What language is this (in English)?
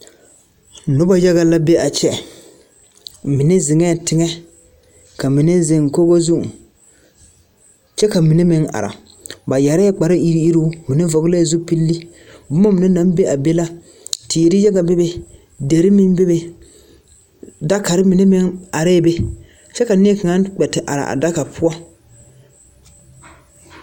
Southern Dagaare